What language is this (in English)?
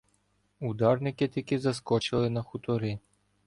Ukrainian